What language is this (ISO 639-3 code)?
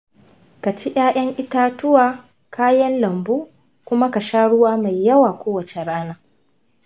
hau